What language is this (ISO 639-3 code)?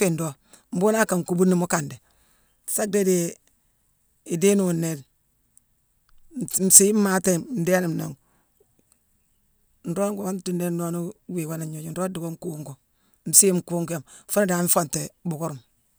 msw